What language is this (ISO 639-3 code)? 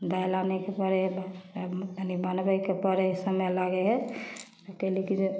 mai